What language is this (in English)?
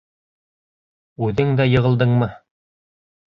Bashkir